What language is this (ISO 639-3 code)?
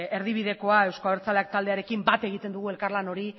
eus